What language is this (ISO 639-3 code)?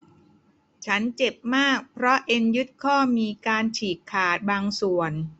tha